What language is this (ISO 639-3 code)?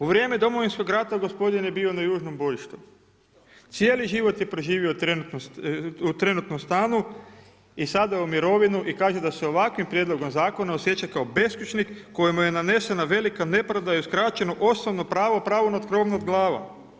hrv